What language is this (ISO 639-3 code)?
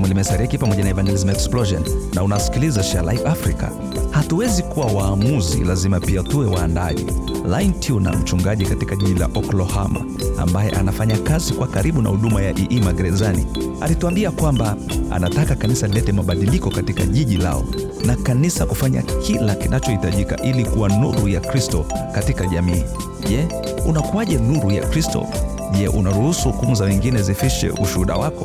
swa